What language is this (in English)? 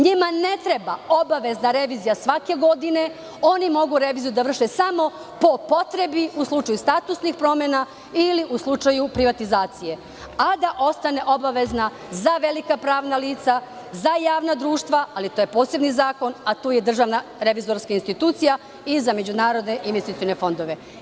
Serbian